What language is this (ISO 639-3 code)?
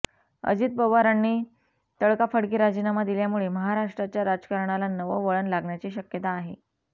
mar